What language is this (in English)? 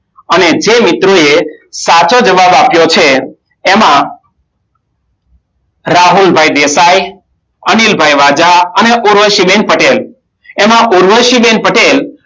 Gujarati